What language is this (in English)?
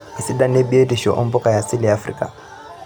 Masai